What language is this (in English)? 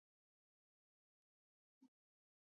Pashto